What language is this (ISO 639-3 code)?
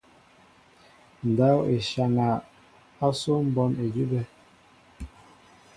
mbo